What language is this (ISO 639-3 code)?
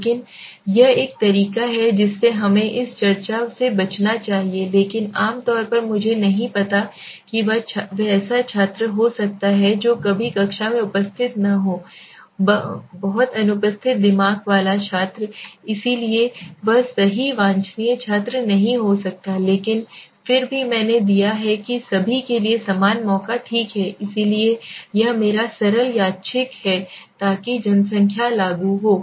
hin